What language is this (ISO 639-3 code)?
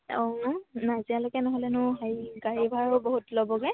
asm